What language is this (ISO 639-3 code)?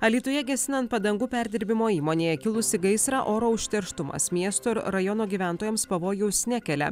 lit